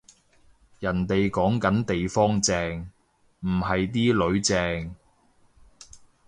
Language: Cantonese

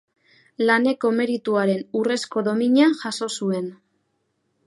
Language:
Basque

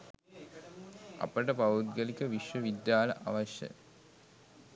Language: Sinhala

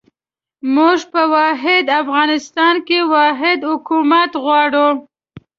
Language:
Pashto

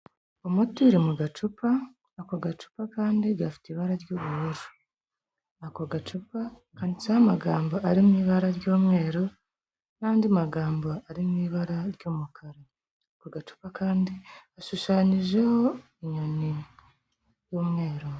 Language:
Kinyarwanda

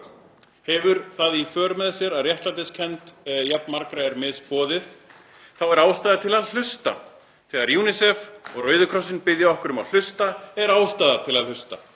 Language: Icelandic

